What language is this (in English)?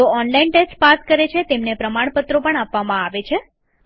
Gujarati